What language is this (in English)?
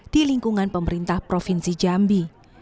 Indonesian